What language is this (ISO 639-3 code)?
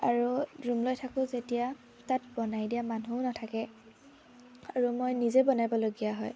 asm